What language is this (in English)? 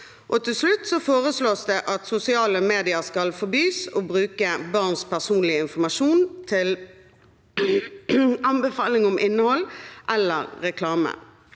Norwegian